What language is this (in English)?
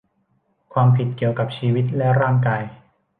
Thai